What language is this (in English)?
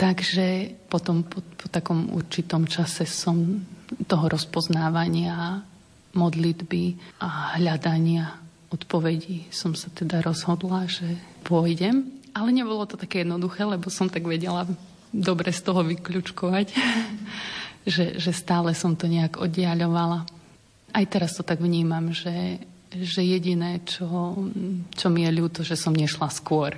Slovak